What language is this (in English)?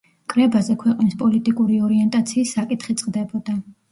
Georgian